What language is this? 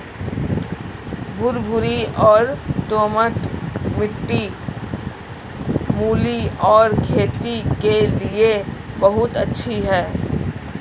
Hindi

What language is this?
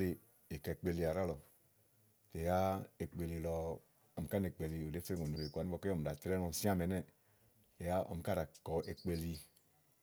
Igo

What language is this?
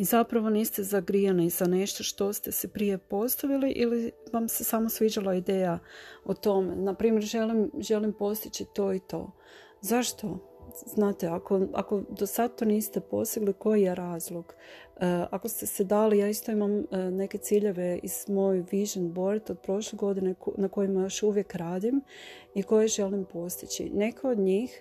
Croatian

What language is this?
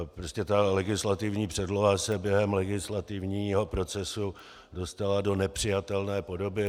Czech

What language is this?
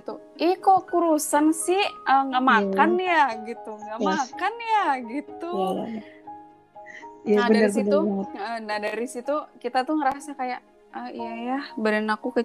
Indonesian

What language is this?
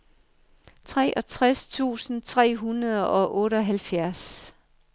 Danish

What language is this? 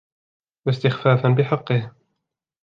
Arabic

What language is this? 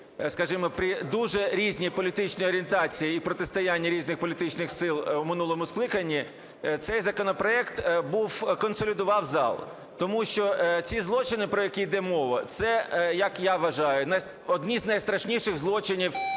Ukrainian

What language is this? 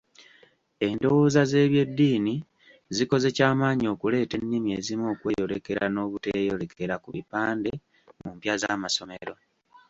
Ganda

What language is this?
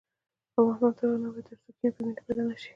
Pashto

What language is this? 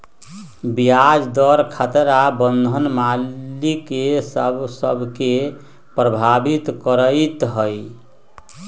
Magahi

